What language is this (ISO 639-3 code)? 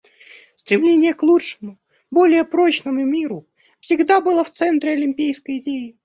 rus